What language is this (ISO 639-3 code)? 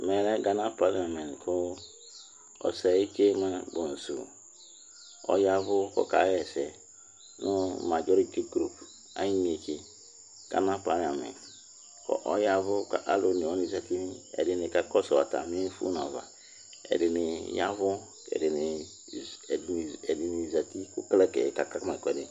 kpo